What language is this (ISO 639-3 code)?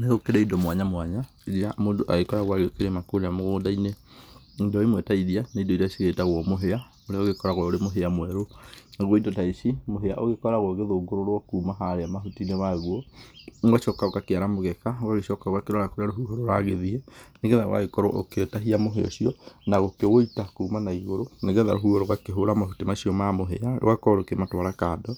kik